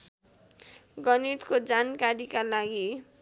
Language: Nepali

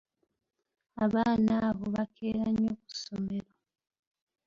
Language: Ganda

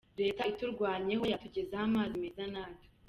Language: Kinyarwanda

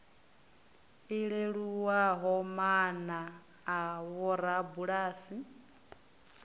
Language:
Venda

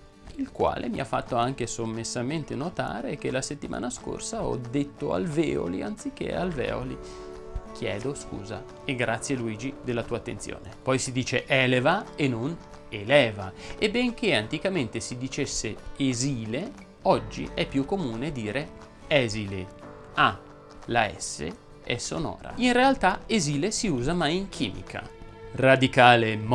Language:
Italian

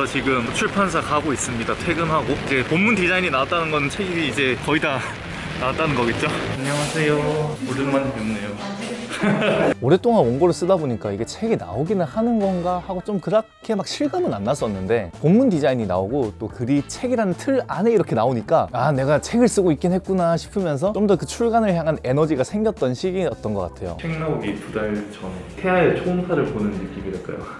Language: Korean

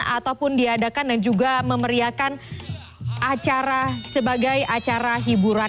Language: Indonesian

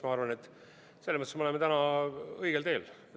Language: Estonian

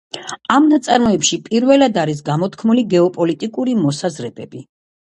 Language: Georgian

